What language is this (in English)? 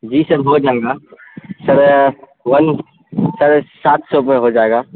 Urdu